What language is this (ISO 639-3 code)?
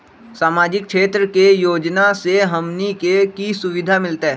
mag